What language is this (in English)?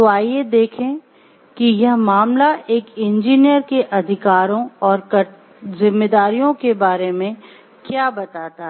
Hindi